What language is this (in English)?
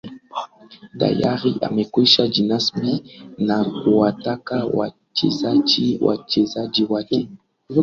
Swahili